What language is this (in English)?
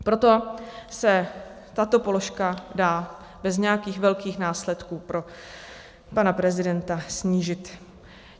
Czech